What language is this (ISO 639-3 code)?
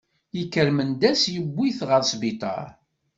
kab